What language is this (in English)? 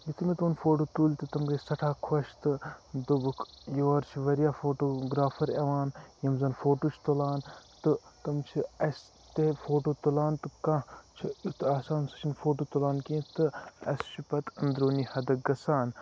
Kashmiri